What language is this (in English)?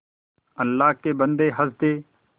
Hindi